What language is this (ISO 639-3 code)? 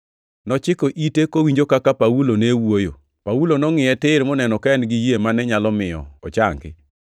luo